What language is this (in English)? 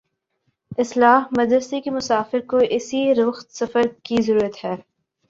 Urdu